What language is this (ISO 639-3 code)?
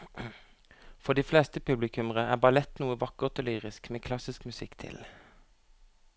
nor